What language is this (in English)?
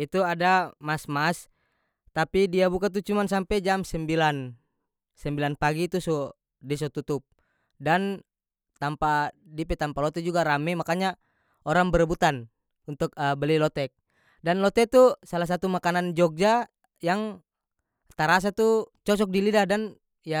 North Moluccan Malay